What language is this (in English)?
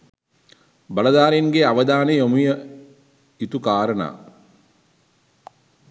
Sinhala